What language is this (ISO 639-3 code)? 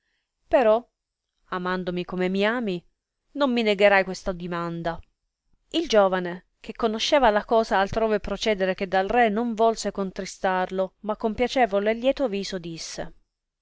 ita